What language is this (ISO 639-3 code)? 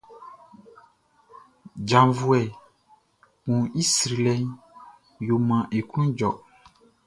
bci